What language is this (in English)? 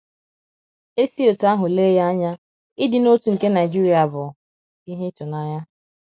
Igbo